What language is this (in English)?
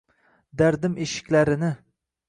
Uzbek